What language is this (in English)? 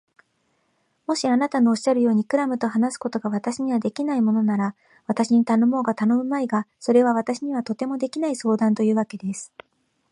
Japanese